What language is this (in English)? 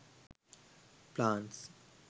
Sinhala